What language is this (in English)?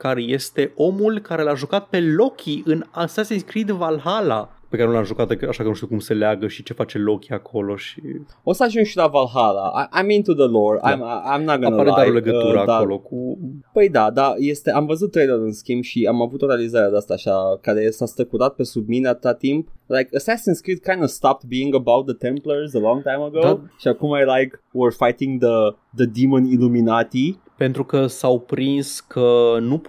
Romanian